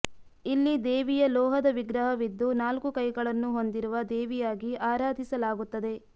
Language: Kannada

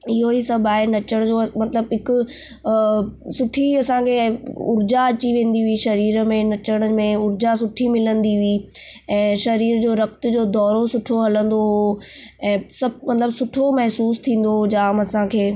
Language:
Sindhi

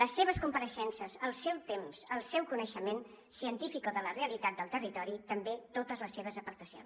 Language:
Catalan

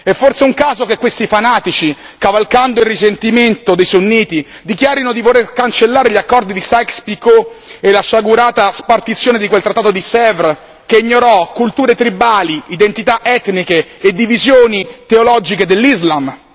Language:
Italian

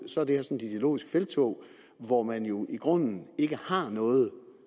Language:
Danish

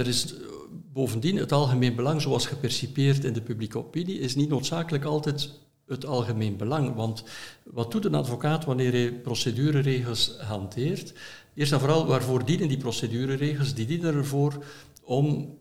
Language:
Dutch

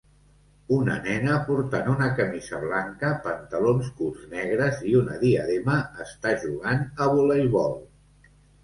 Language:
Catalan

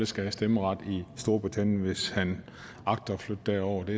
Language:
Danish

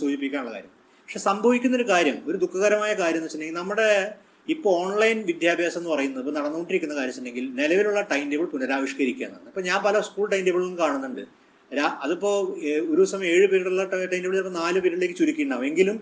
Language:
Malayalam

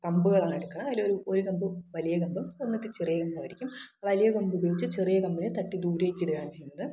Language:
Malayalam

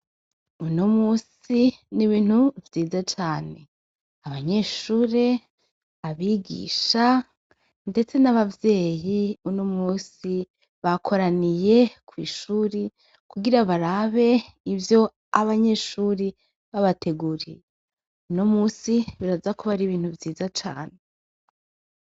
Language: Rundi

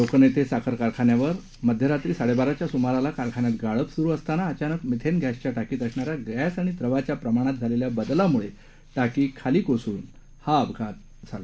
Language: Marathi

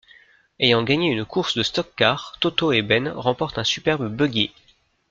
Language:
French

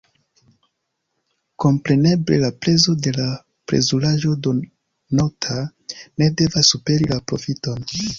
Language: Esperanto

